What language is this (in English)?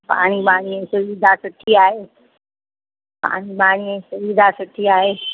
Sindhi